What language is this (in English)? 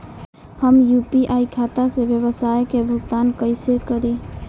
Bhojpuri